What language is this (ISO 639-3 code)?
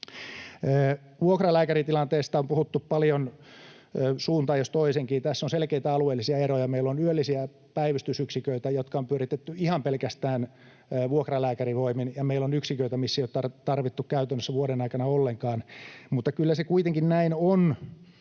fin